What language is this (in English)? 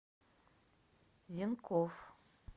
Russian